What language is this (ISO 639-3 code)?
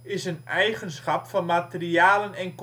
nld